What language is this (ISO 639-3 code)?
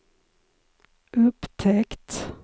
swe